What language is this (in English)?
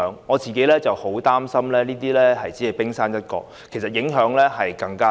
Cantonese